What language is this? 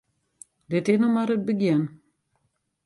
Western Frisian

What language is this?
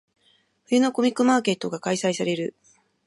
Japanese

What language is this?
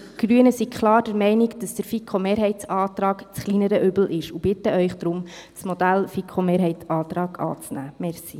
Swiss German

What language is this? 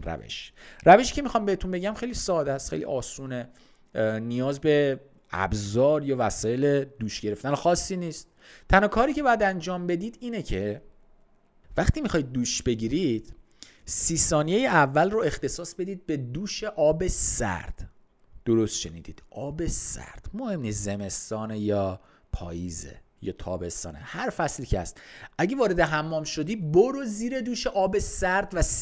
Persian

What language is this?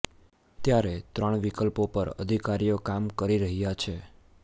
Gujarati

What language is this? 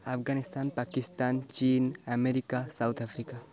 Odia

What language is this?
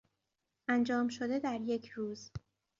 Persian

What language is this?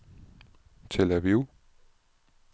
Danish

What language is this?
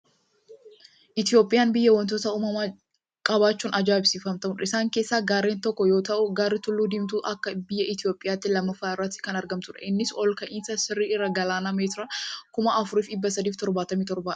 Oromo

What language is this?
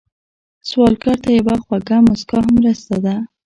Pashto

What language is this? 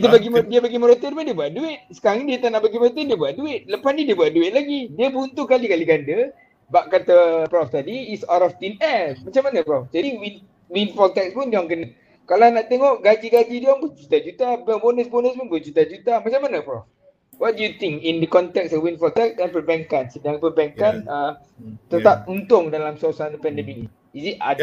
Malay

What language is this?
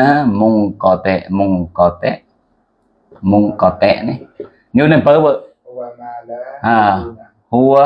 Indonesian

